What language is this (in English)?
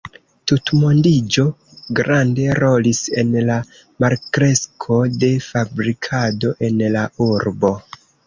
Esperanto